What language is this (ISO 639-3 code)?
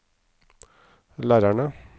nor